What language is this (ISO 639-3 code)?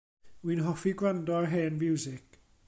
cym